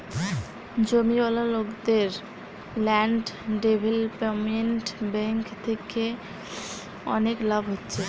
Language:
Bangla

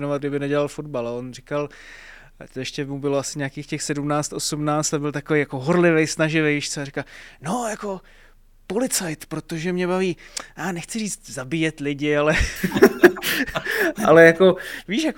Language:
Czech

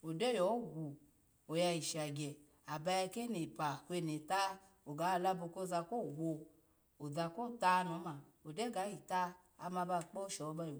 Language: Alago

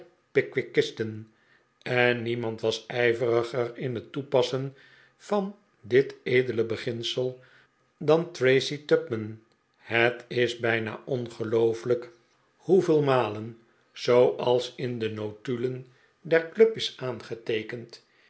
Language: Dutch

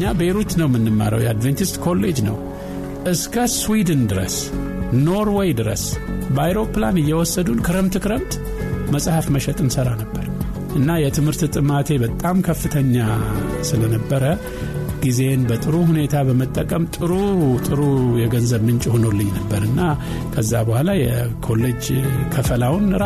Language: Amharic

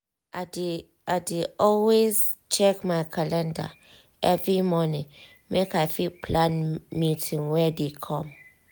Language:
Nigerian Pidgin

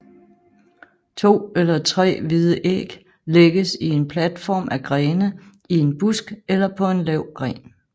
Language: Danish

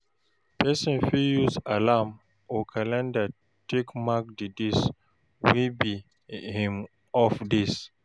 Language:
Nigerian Pidgin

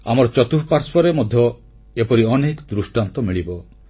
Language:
Odia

